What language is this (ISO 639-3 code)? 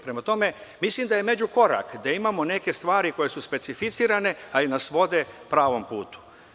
srp